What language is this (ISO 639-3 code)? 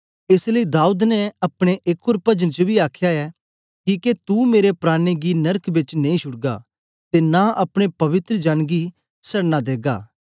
doi